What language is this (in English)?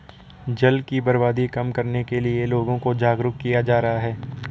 Hindi